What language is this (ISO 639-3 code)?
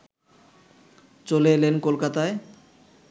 ben